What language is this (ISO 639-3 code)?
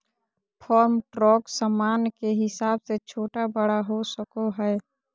mag